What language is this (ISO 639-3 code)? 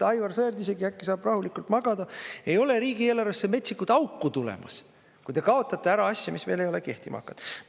est